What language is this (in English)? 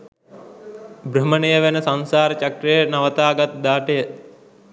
Sinhala